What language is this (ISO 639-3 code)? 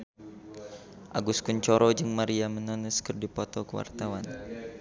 sun